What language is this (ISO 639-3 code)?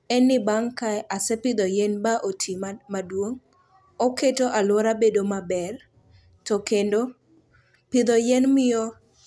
luo